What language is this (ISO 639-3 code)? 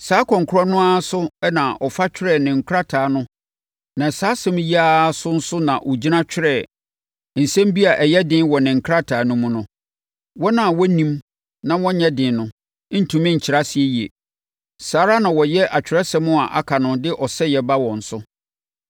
aka